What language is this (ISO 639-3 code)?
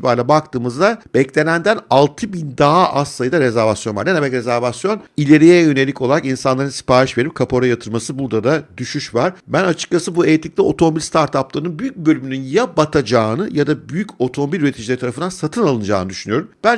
tur